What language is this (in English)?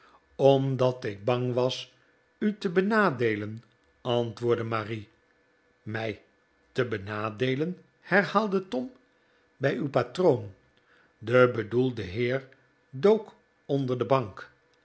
Dutch